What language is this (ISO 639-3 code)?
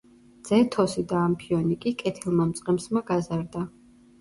kat